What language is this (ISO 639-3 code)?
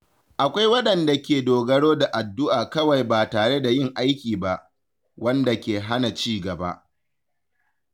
hau